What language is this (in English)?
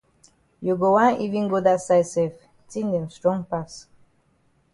Cameroon Pidgin